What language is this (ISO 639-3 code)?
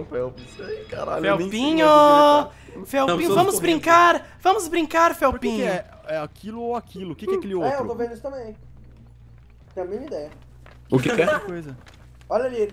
por